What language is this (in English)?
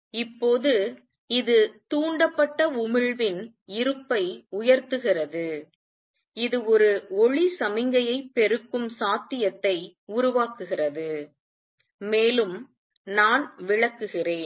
Tamil